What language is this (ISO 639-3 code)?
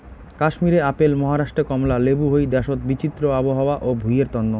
ben